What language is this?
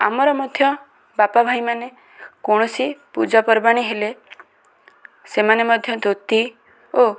Odia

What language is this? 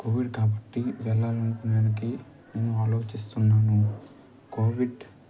Telugu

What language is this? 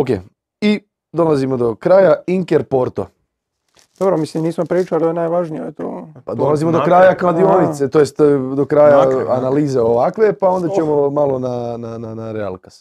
Croatian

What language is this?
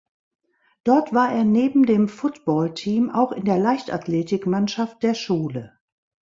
German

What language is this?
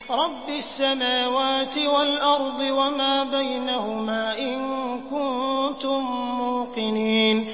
Arabic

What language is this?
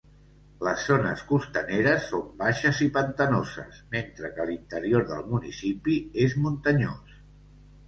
Catalan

